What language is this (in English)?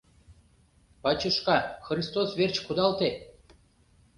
Mari